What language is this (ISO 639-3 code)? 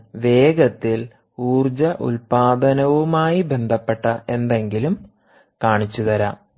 mal